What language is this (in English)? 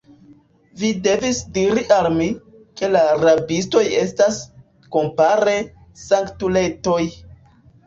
Esperanto